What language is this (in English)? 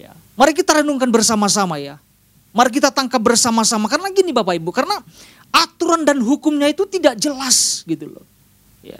Indonesian